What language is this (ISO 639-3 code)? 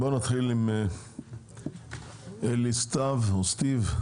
heb